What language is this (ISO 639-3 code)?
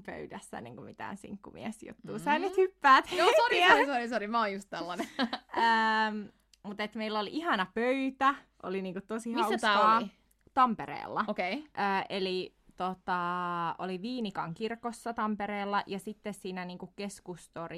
fin